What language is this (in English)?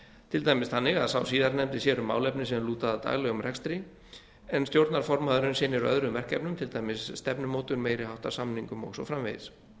Icelandic